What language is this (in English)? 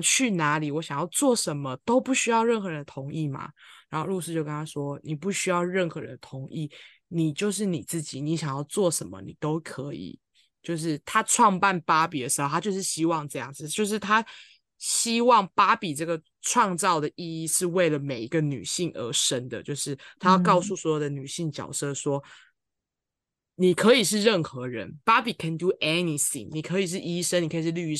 Chinese